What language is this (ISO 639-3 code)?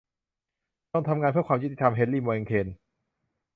tha